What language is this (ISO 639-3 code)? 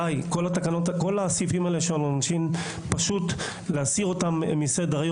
heb